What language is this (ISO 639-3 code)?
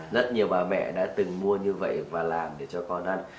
vie